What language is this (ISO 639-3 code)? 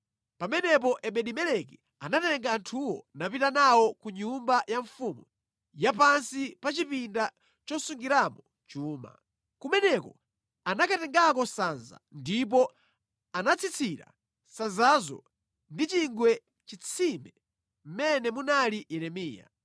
nya